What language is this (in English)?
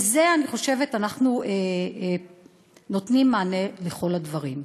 Hebrew